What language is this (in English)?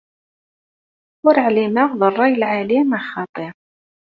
Kabyle